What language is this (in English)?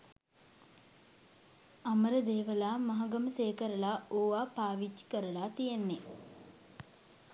Sinhala